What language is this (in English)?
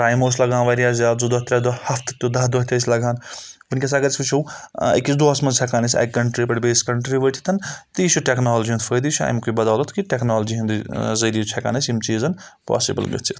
Kashmiri